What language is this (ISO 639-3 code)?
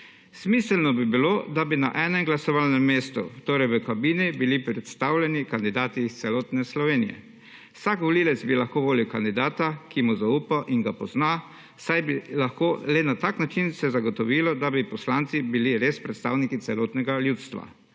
slv